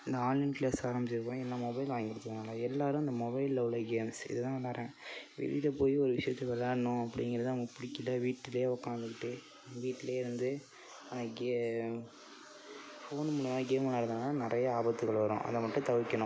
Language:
Tamil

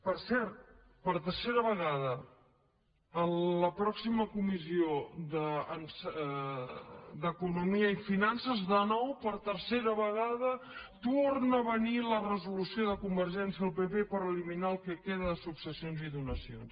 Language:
Catalan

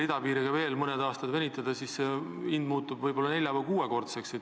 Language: Estonian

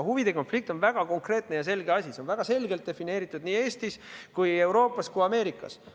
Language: Estonian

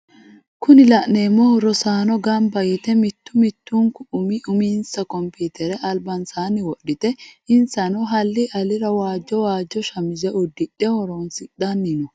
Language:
Sidamo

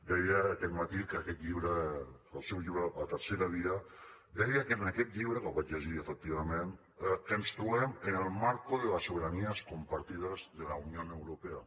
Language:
Catalan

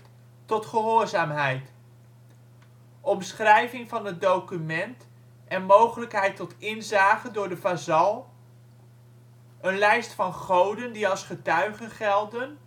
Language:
Dutch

